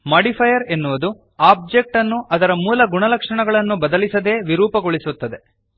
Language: Kannada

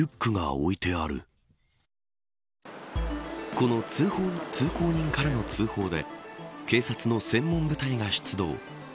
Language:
Japanese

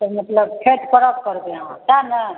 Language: Maithili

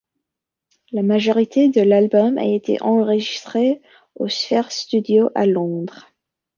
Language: French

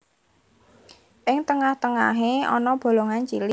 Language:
Javanese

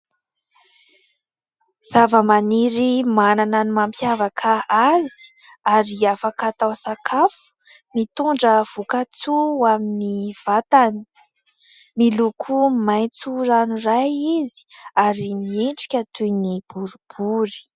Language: Malagasy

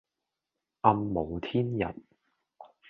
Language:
Cantonese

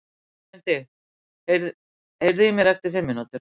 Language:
Icelandic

